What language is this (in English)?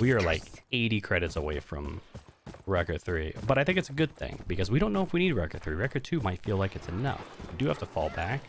English